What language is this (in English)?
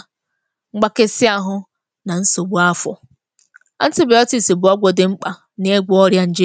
Igbo